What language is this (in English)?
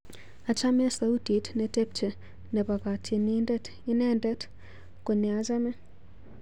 Kalenjin